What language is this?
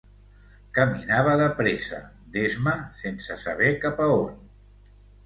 Catalan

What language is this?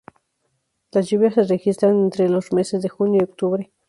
Spanish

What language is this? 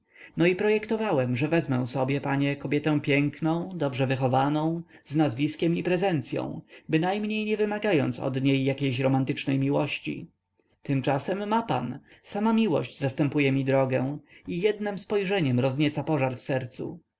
Polish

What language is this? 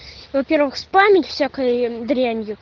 Russian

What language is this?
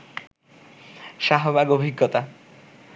Bangla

